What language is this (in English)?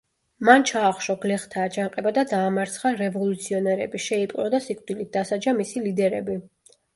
Georgian